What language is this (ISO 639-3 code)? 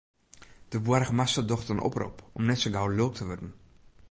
fry